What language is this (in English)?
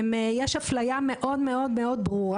Hebrew